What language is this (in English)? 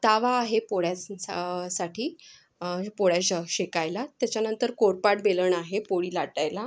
Marathi